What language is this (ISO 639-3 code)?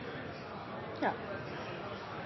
nno